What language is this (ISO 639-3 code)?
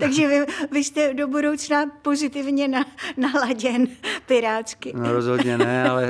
ces